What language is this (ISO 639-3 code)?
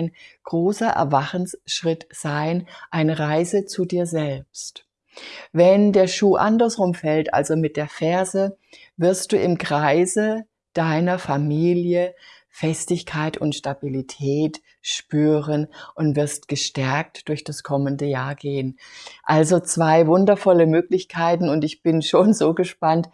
deu